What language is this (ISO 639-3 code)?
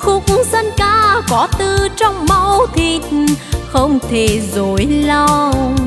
vie